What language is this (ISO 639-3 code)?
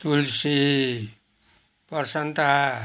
nep